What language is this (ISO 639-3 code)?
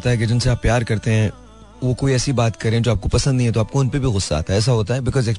hin